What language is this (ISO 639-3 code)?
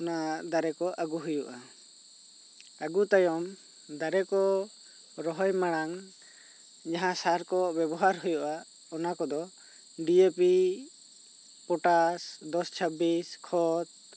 sat